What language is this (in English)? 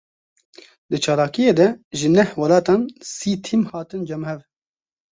Kurdish